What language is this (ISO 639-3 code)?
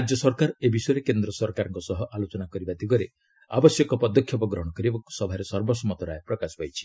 ori